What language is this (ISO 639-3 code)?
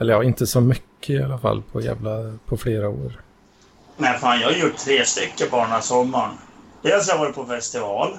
swe